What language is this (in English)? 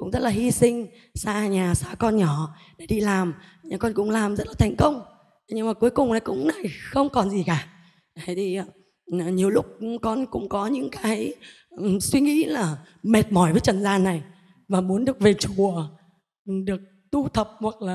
Vietnamese